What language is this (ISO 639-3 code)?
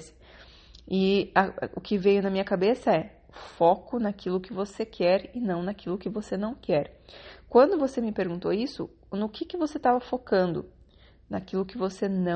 por